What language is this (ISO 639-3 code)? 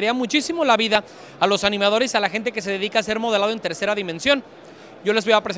spa